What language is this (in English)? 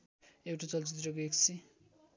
Nepali